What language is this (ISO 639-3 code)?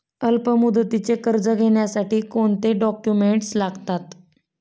mar